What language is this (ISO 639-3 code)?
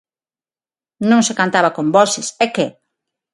glg